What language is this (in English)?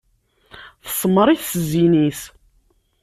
Kabyle